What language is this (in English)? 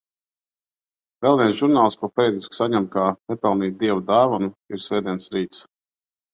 Latvian